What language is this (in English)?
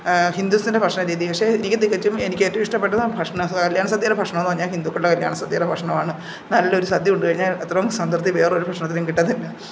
Malayalam